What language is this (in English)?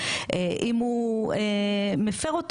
Hebrew